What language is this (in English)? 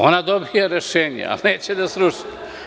Serbian